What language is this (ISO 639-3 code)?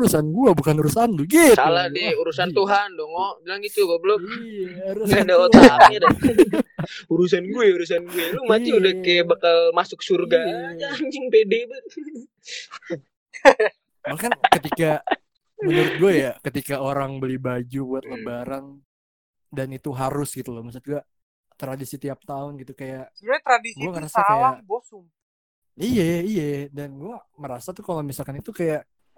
ind